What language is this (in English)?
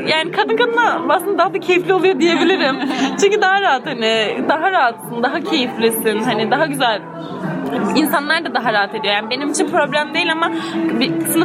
Turkish